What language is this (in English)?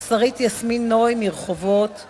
Hebrew